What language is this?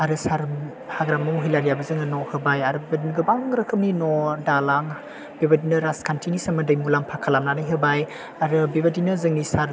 Bodo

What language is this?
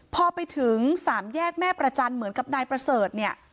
Thai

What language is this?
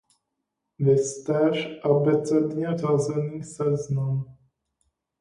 Czech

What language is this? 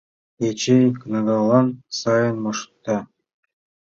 Mari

